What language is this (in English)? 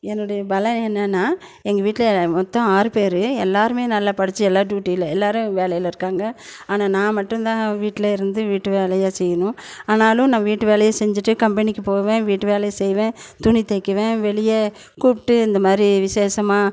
Tamil